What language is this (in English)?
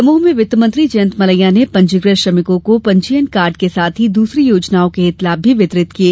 Hindi